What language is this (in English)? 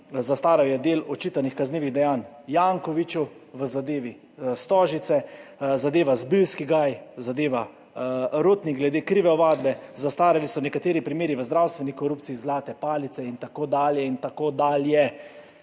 Slovenian